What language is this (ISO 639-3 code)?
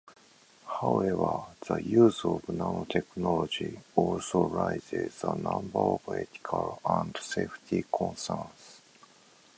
eng